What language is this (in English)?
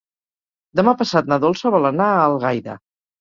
Catalan